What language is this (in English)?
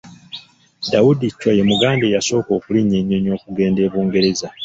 Ganda